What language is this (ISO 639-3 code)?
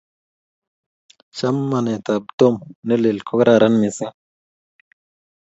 kln